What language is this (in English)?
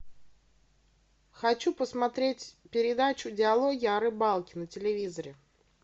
Russian